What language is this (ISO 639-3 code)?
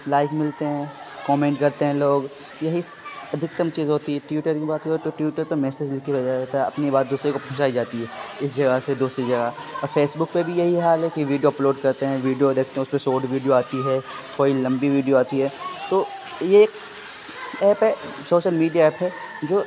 urd